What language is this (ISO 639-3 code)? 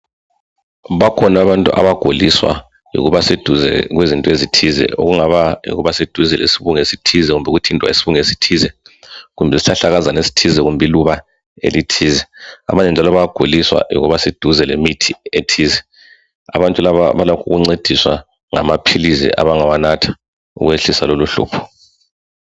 nde